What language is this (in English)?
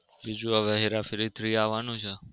Gujarati